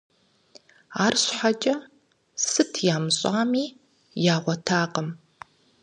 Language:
Kabardian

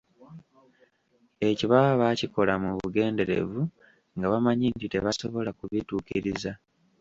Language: Ganda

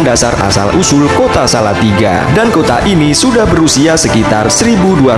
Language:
Indonesian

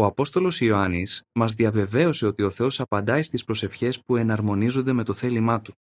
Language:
Greek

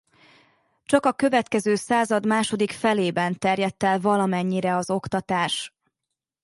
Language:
Hungarian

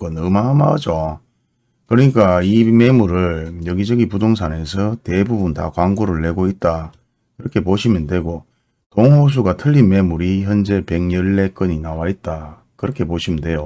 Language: Korean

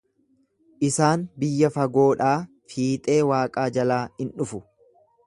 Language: Oromo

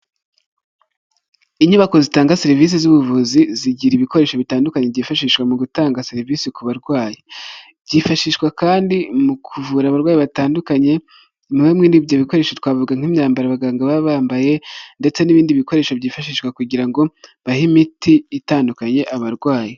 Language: Kinyarwanda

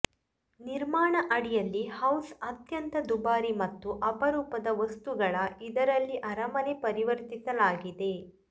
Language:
Kannada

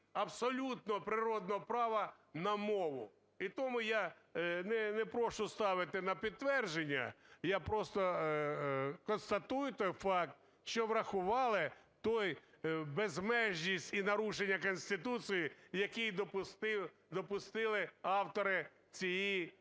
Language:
Ukrainian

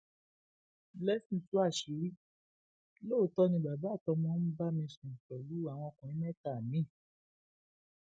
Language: Yoruba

